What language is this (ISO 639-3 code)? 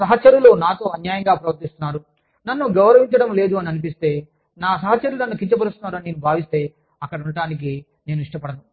tel